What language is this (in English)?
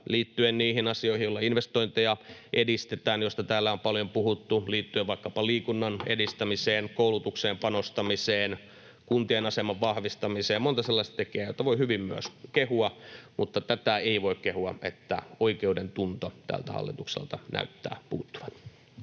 Finnish